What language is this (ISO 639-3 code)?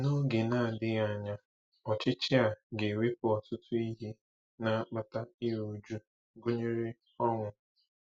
ibo